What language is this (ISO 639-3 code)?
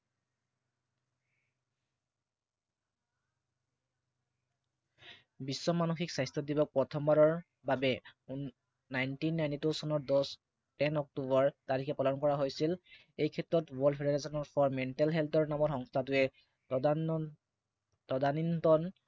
asm